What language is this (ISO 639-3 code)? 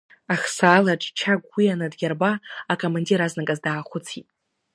abk